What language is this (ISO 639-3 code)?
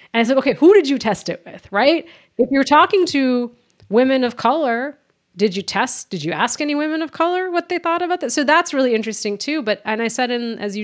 eng